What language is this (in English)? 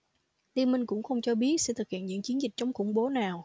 Vietnamese